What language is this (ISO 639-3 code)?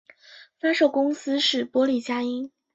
zho